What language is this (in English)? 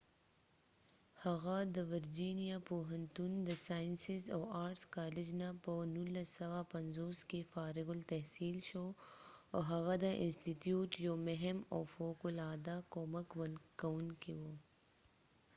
Pashto